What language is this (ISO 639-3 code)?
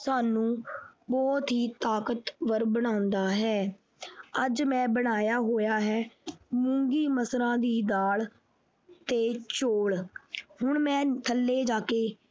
pan